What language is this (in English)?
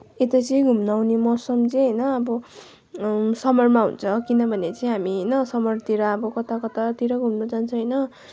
Nepali